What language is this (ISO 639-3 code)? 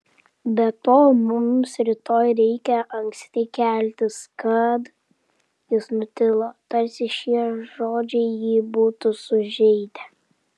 lit